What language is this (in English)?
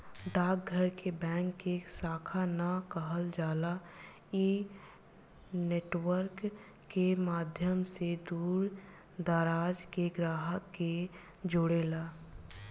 Bhojpuri